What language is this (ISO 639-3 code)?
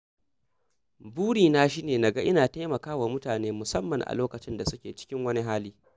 hau